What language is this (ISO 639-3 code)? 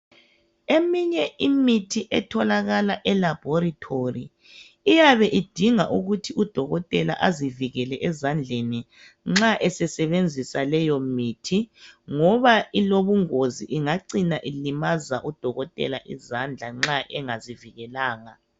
nde